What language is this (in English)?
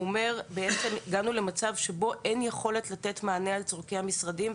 Hebrew